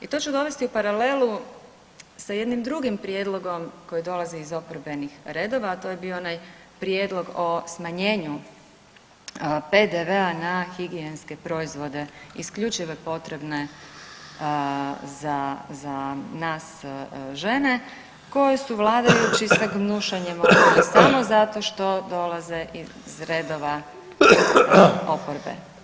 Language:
Croatian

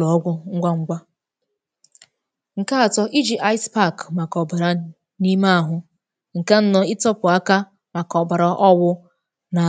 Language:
Igbo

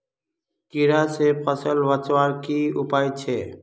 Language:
Magahi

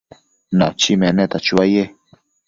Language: Matsés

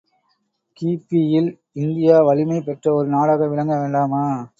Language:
Tamil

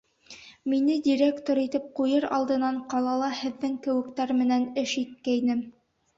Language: Bashkir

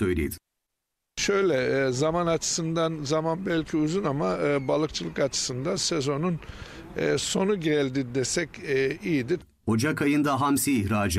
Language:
Turkish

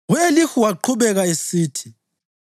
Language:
North Ndebele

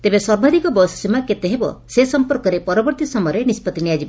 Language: Odia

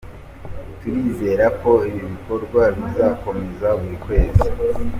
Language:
Kinyarwanda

